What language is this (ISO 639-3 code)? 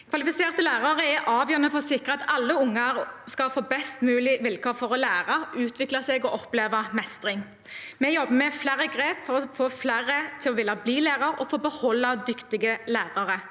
nor